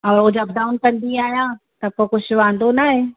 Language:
Sindhi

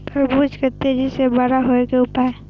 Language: Maithili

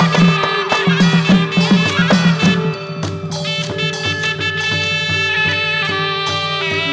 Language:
Thai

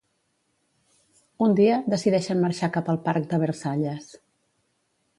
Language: Catalan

